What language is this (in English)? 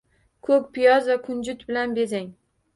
Uzbek